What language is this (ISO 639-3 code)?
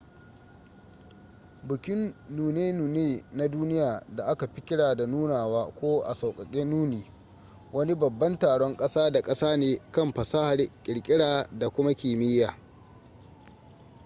hau